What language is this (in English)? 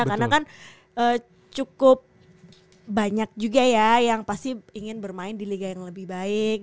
Indonesian